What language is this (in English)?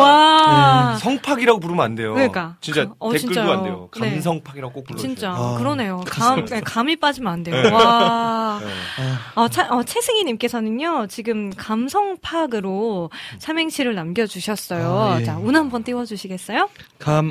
Korean